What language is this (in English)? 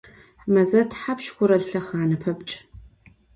Adyghe